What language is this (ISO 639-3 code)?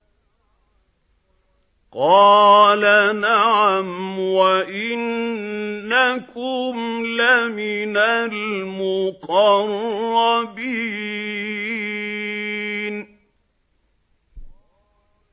ara